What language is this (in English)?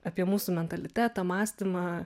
Lithuanian